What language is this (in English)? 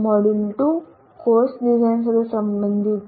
Gujarati